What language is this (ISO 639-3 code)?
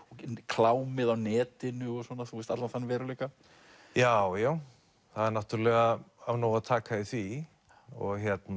isl